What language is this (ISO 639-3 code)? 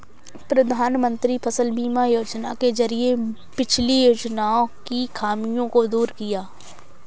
hin